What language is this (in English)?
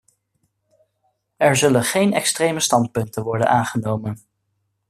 Dutch